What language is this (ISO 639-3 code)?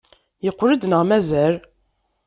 kab